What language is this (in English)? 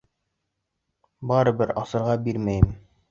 Bashkir